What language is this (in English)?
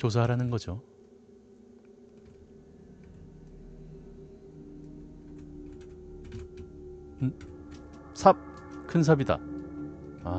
Korean